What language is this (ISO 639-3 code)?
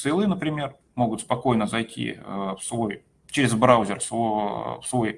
rus